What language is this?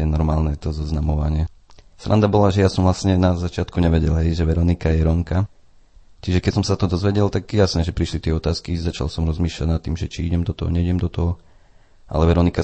Slovak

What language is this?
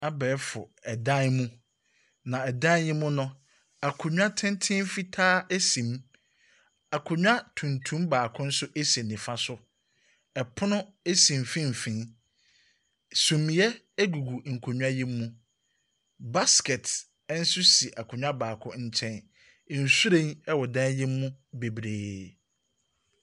Akan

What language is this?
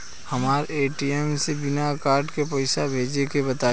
Bhojpuri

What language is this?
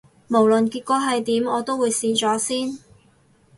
Cantonese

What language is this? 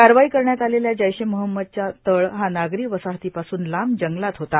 Marathi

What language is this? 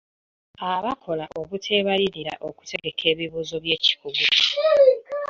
Ganda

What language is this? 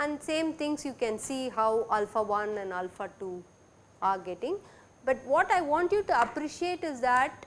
English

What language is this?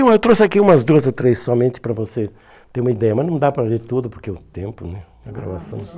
Portuguese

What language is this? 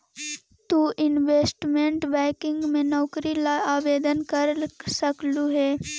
Magahi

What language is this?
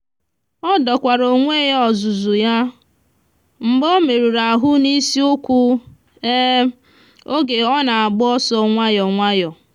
Igbo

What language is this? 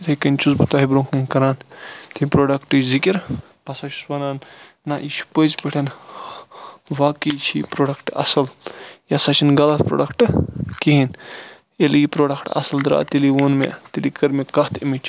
Kashmiri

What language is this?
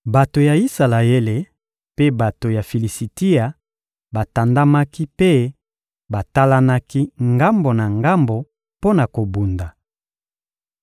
Lingala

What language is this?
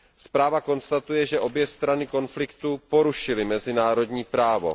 Czech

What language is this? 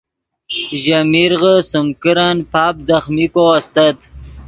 Yidgha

